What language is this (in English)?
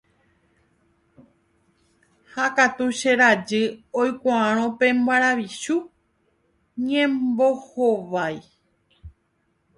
Guarani